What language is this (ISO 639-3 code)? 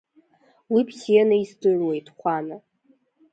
abk